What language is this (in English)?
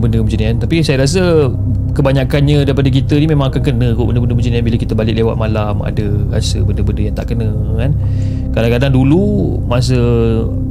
Malay